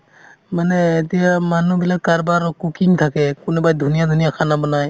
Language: Assamese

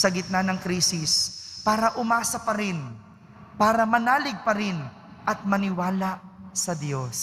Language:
Filipino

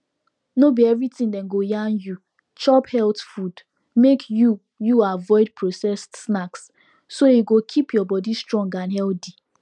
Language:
Nigerian Pidgin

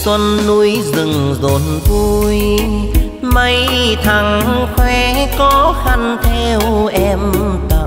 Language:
Vietnamese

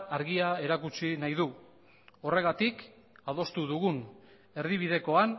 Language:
Basque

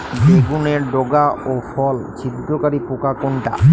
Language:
Bangla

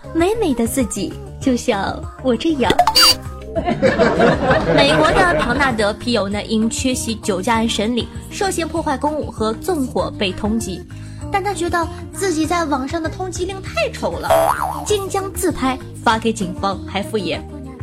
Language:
Chinese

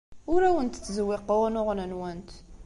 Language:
Kabyle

